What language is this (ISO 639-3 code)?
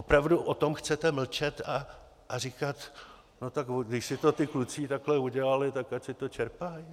ces